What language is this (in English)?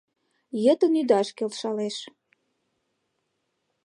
Mari